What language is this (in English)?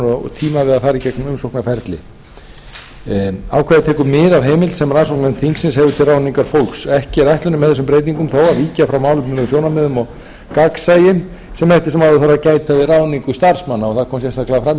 Icelandic